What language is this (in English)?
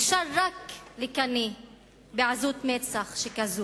Hebrew